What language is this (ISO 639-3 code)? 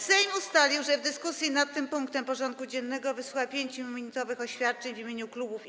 pol